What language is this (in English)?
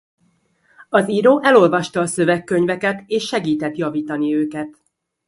Hungarian